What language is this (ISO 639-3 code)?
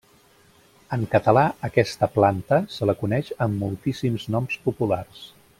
cat